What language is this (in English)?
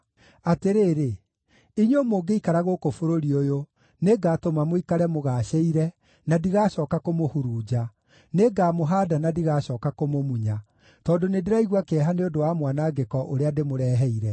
Kikuyu